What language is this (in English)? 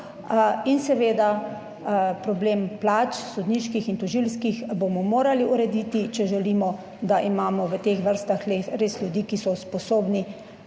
Slovenian